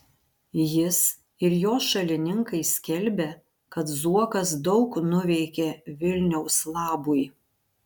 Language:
Lithuanian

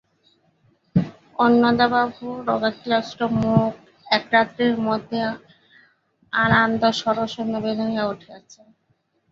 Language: Bangla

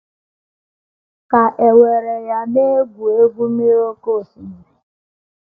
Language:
Igbo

